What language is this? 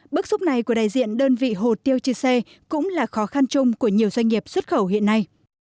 Vietnamese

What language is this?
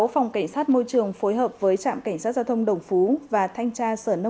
Vietnamese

